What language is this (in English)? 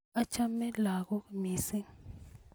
Kalenjin